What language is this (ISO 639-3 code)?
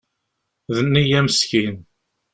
kab